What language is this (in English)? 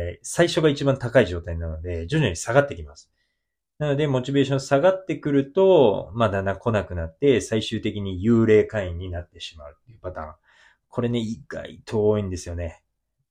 Japanese